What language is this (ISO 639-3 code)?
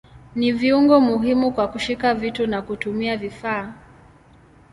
swa